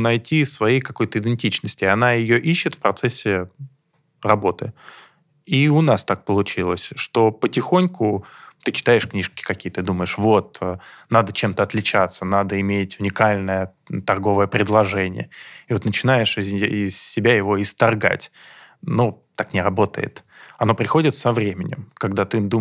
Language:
Russian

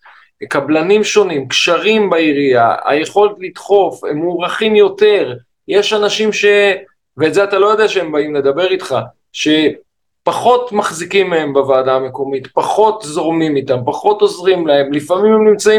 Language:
Hebrew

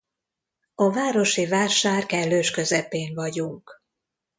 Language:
Hungarian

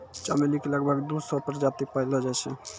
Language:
Maithili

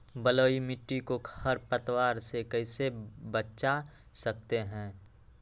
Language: Magahi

